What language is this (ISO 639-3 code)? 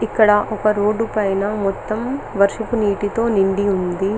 tel